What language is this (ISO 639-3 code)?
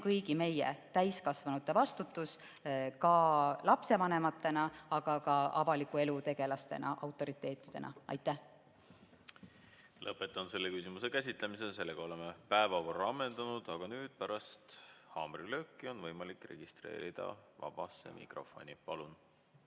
est